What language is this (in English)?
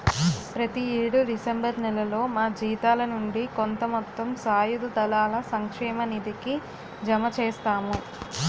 Telugu